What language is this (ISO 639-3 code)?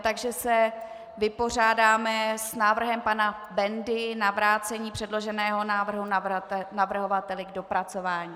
ces